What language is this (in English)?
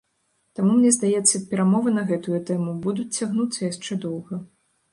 Belarusian